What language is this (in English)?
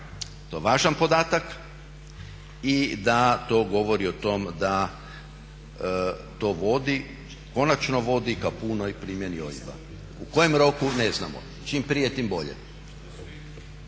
Croatian